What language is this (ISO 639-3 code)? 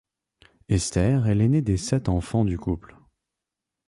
fra